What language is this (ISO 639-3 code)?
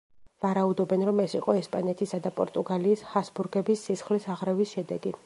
kat